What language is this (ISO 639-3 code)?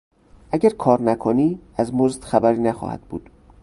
fas